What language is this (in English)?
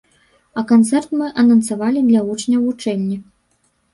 Belarusian